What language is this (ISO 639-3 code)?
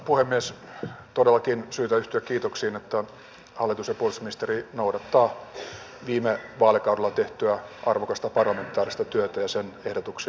fin